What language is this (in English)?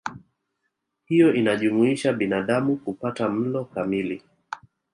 Swahili